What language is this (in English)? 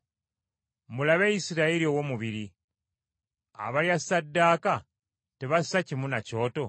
Ganda